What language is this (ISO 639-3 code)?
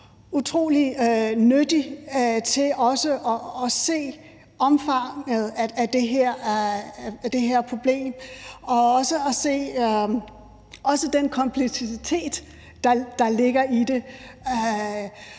dan